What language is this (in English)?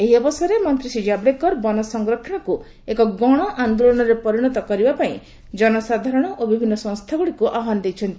Odia